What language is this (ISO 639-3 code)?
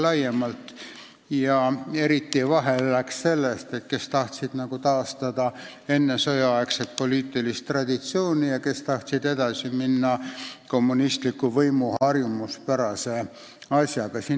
est